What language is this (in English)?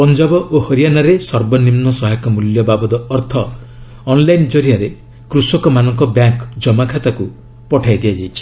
Odia